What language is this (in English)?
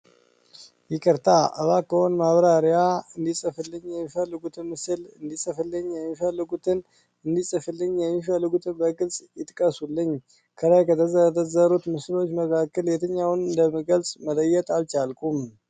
Amharic